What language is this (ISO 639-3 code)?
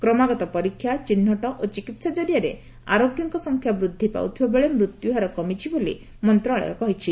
ori